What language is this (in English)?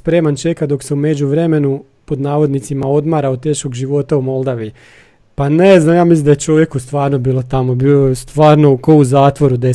Croatian